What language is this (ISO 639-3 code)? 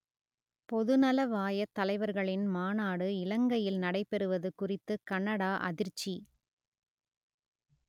tam